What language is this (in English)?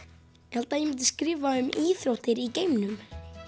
Icelandic